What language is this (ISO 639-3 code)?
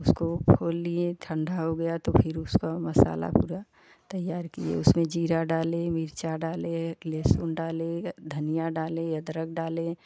hin